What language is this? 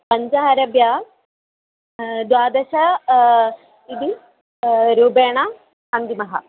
Sanskrit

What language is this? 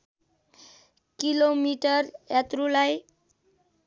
Nepali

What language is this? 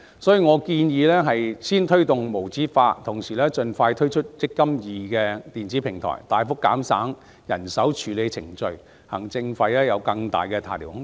Cantonese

